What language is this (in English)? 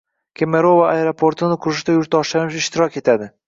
Uzbek